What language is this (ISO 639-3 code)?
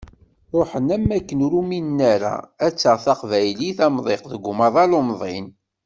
kab